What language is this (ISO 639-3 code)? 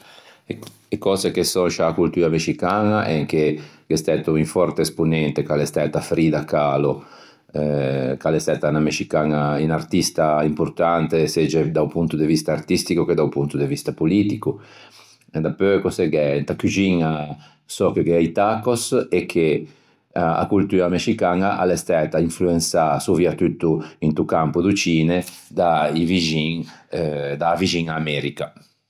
lij